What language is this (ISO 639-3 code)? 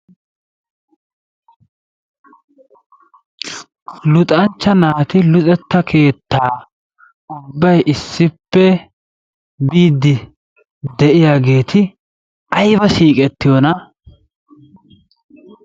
wal